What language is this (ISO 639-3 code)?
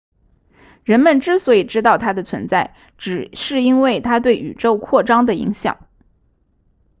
zho